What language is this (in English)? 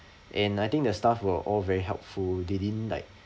English